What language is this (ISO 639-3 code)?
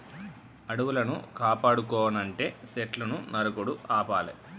tel